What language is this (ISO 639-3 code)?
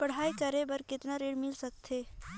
hne